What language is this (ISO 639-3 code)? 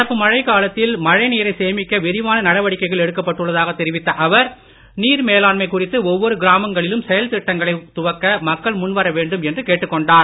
tam